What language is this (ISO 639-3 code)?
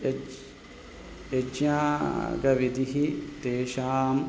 san